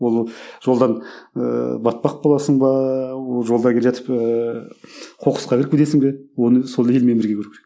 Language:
Kazakh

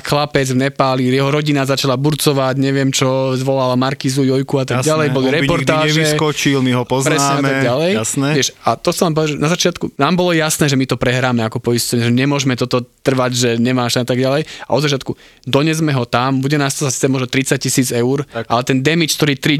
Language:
Slovak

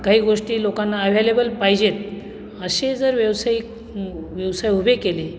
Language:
Marathi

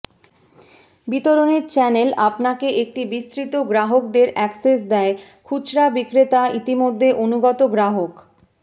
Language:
Bangla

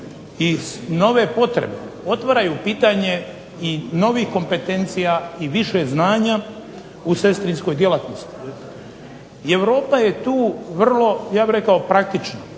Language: Croatian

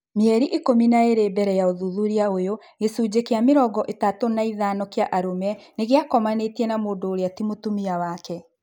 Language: Kikuyu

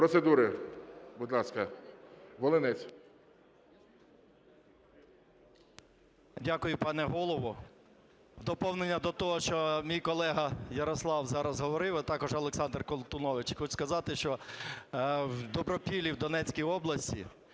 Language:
Ukrainian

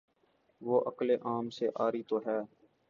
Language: Urdu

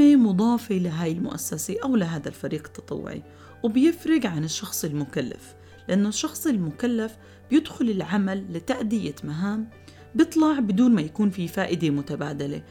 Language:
Arabic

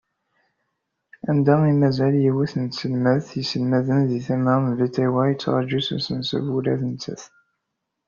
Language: Kabyle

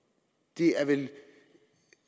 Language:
Danish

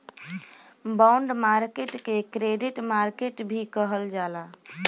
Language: Bhojpuri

